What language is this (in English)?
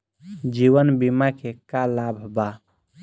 Bhojpuri